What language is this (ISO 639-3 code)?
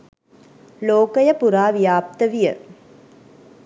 sin